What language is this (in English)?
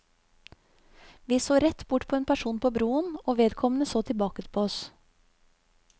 Norwegian